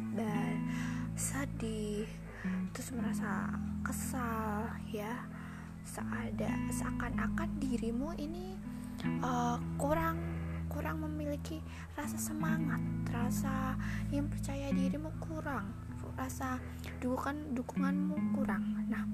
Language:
Indonesian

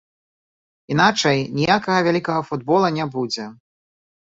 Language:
Belarusian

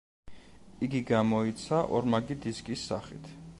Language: Georgian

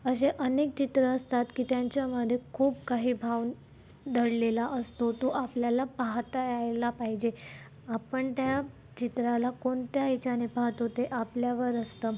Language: Marathi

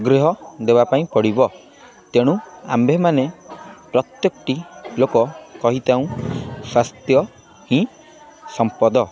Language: Odia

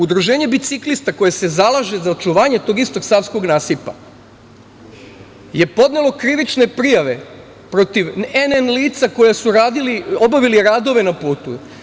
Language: Serbian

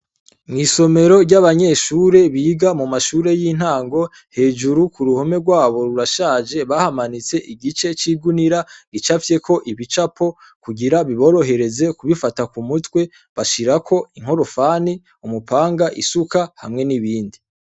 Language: Rundi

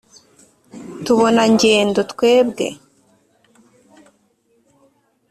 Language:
Kinyarwanda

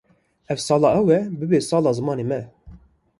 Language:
Kurdish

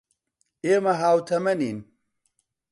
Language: Central Kurdish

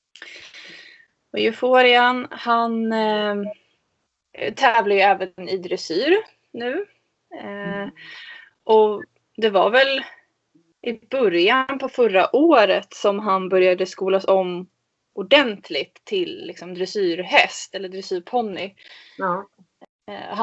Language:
Swedish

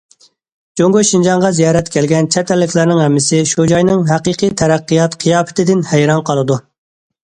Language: Uyghur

